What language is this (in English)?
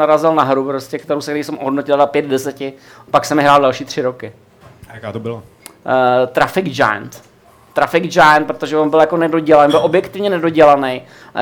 Czech